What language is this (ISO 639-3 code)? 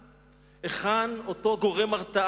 heb